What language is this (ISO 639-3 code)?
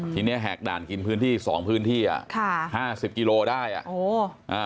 tha